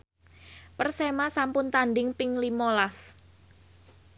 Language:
Javanese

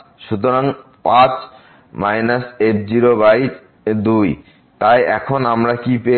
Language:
Bangla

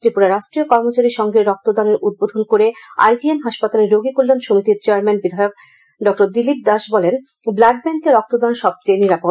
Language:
Bangla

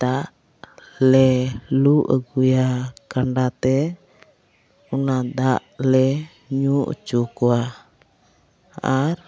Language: Santali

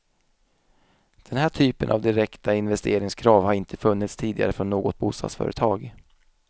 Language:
Swedish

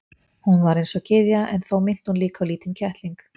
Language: Icelandic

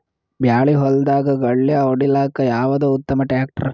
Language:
Kannada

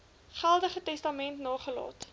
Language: Afrikaans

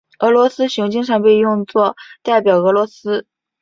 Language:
Chinese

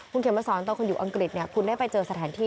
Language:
Thai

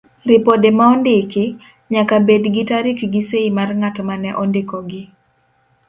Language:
Luo (Kenya and Tanzania)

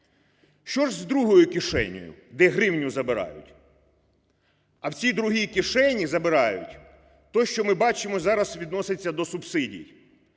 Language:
Ukrainian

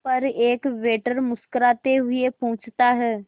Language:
Hindi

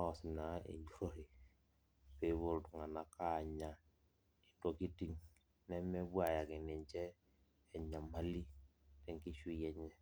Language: Masai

